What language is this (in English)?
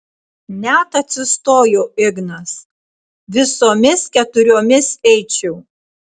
Lithuanian